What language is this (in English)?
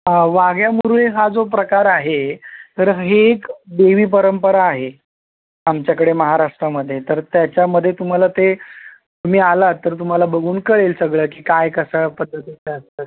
Marathi